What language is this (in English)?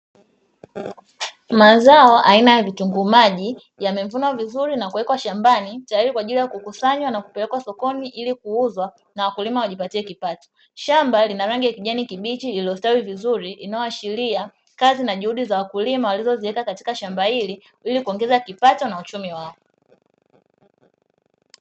Swahili